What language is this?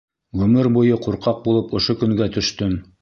Bashkir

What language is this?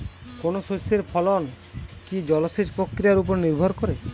Bangla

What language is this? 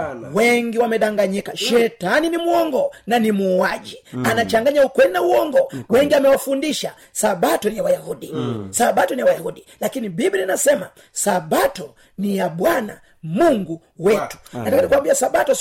Swahili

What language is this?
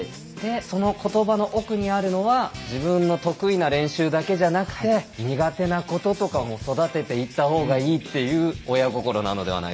Japanese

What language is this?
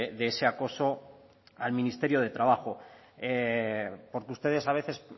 Spanish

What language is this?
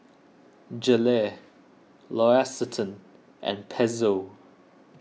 English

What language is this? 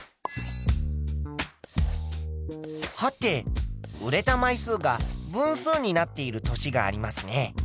Japanese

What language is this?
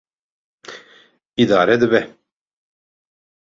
Kurdish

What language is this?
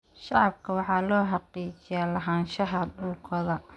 Somali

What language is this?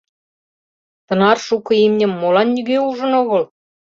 Mari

